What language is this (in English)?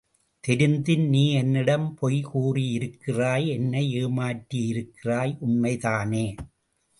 Tamil